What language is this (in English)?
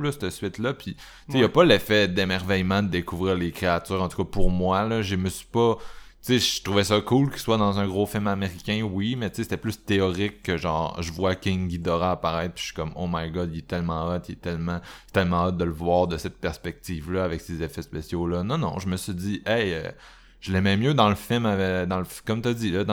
French